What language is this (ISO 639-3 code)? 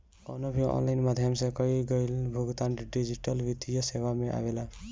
bho